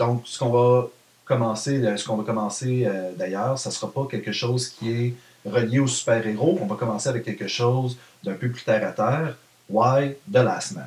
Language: French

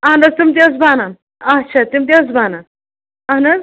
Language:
Kashmiri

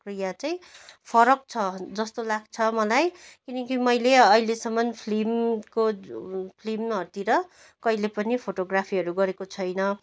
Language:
Nepali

